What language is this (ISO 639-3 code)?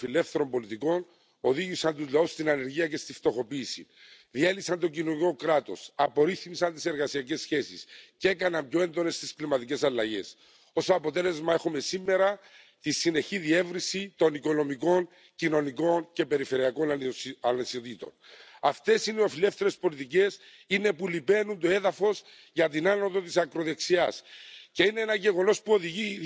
fin